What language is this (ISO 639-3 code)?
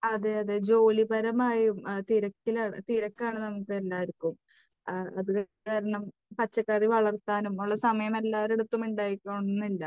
mal